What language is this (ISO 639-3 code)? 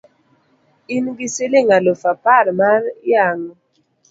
luo